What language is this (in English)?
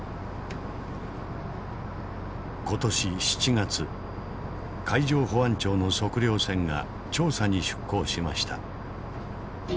Japanese